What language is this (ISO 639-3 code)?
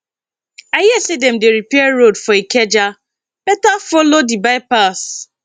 pcm